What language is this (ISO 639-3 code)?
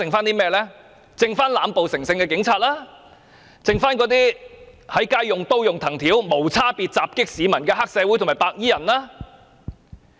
yue